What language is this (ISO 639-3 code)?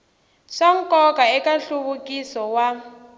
tso